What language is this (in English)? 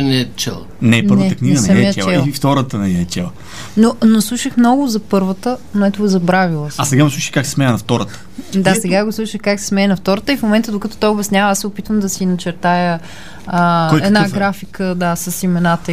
Bulgarian